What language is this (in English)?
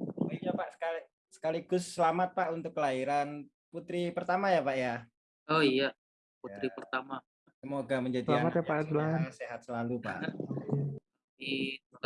Indonesian